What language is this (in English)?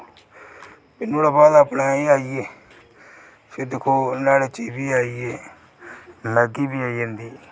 Dogri